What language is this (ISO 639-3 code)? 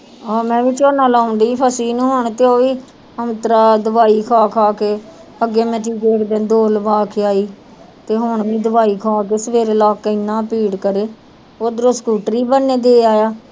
pan